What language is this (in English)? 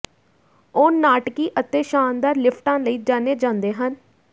Punjabi